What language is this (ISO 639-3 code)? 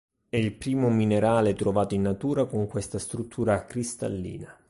ita